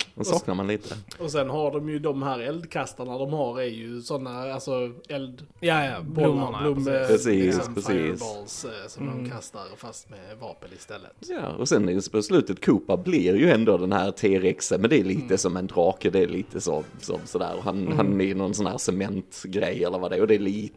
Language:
Swedish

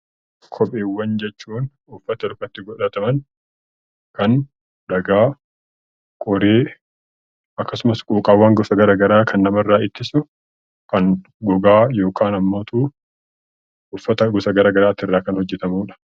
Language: Oromo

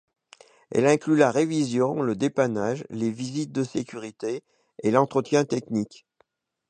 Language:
French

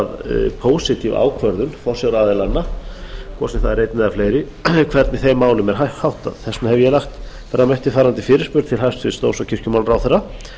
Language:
Icelandic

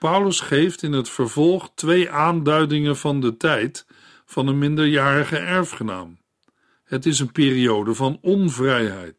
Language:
Dutch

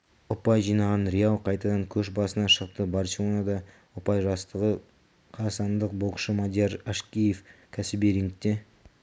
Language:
Kazakh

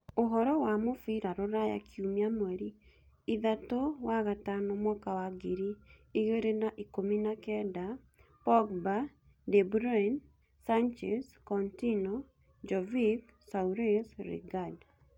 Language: Kikuyu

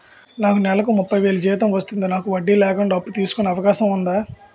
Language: Telugu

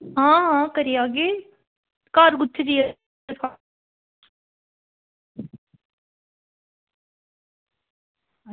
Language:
Dogri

